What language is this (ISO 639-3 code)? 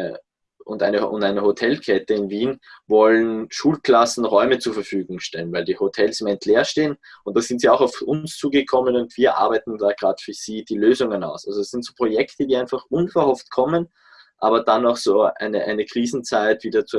deu